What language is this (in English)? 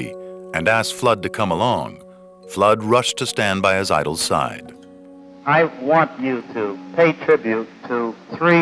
English